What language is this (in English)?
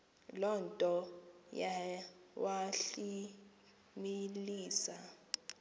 Xhosa